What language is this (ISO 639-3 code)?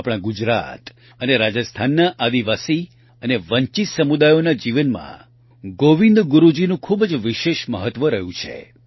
guj